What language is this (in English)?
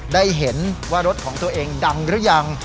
Thai